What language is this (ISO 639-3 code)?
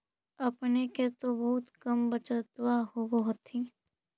mag